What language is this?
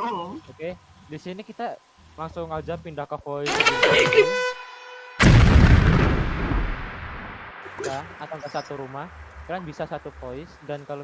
Indonesian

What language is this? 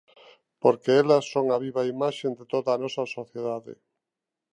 Galician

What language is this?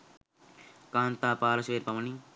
Sinhala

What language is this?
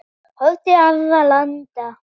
Icelandic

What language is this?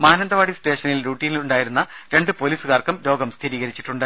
Malayalam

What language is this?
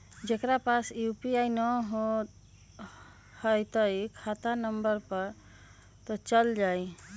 Magahi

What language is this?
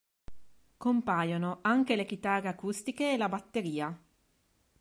Italian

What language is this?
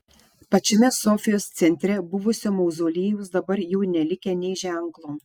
Lithuanian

